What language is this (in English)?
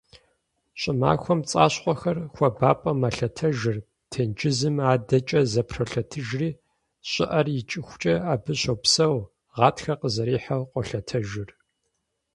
Kabardian